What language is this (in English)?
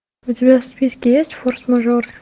Russian